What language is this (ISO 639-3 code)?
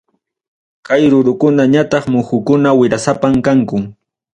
quy